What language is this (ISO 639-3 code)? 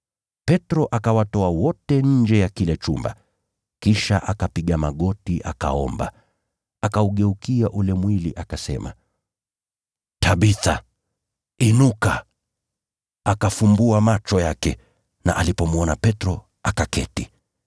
swa